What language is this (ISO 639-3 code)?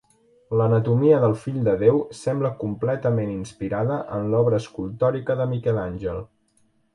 cat